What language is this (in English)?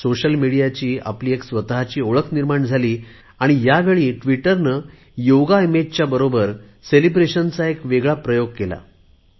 Marathi